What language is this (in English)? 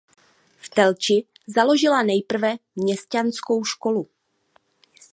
Czech